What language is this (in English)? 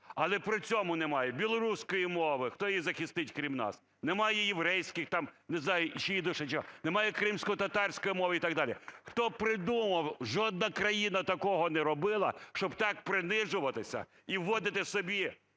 Ukrainian